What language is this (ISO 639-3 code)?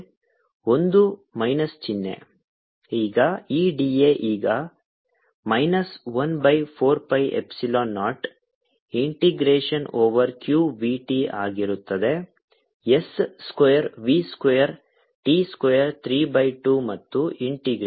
kan